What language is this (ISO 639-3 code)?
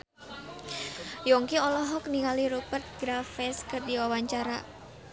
sun